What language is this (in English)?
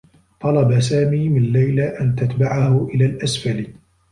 Arabic